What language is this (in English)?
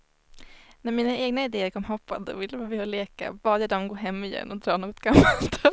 Swedish